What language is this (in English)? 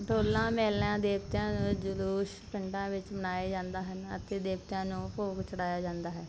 Punjabi